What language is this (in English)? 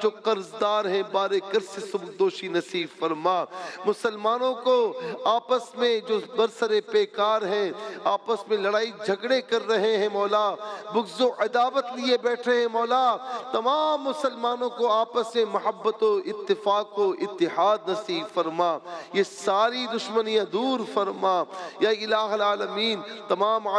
Arabic